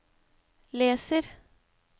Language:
Norwegian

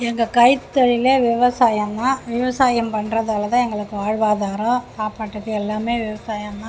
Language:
Tamil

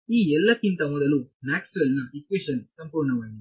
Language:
Kannada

